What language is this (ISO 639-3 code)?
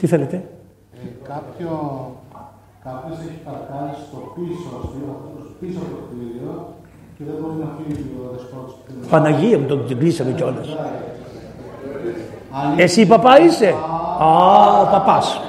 ell